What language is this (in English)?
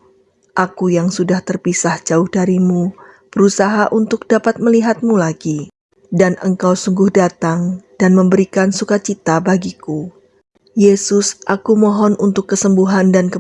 Indonesian